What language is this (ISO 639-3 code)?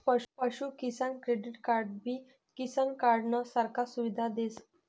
mar